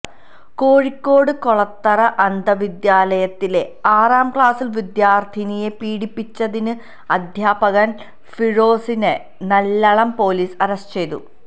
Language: Malayalam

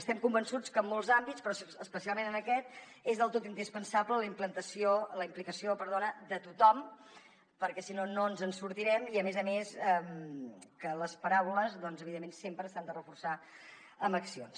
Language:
Catalan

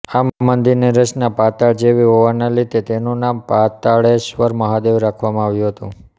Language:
Gujarati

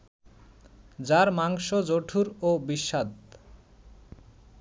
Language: Bangla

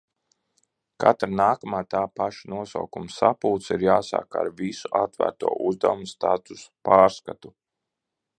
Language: Latvian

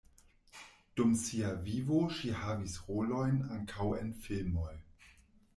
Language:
Esperanto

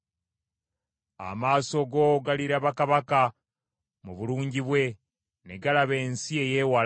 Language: Ganda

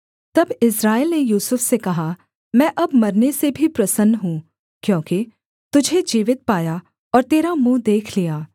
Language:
Hindi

